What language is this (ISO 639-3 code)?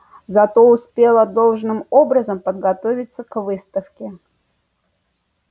rus